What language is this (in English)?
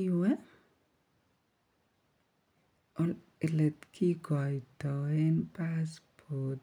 Kalenjin